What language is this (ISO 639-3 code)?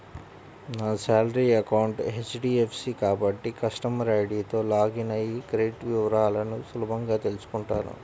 tel